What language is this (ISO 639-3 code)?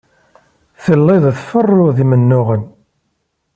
kab